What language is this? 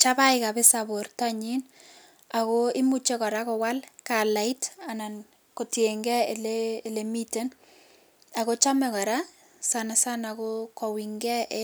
Kalenjin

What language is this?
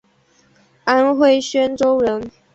Chinese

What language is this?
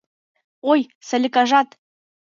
Mari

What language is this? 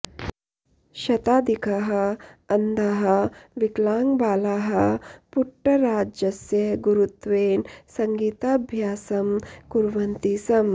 Sanskrit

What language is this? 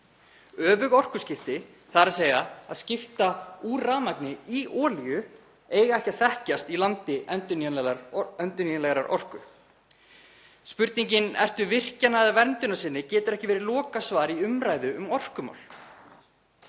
Icelandic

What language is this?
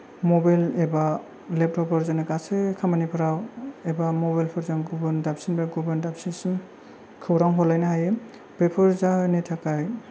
Bodo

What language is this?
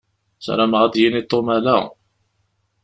Kabyle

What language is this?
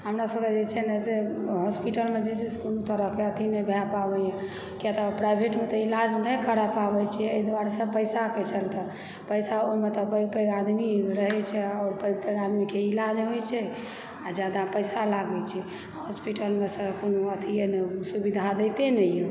Maithili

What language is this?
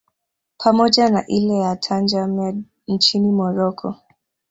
Swahili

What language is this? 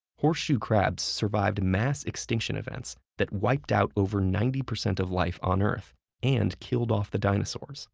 English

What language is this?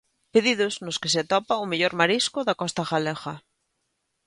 Galician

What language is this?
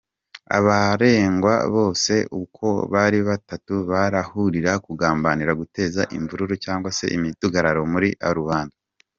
Kinyarwanda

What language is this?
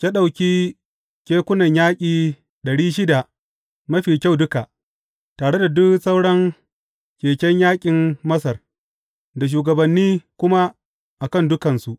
Hausa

